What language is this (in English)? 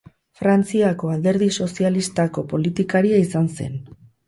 Basque